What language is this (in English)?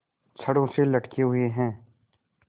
Hindi